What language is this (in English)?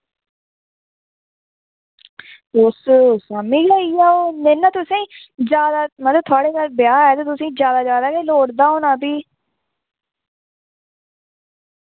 Dogri